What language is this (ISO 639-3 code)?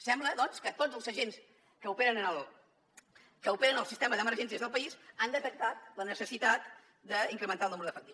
cat